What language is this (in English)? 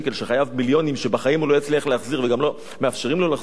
Hebrew